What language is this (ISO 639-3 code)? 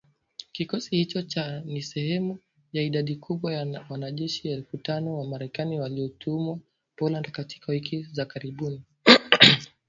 swa